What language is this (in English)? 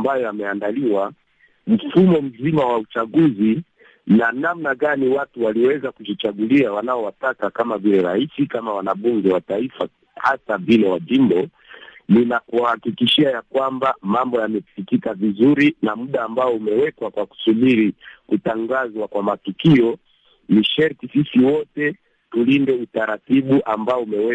Swahili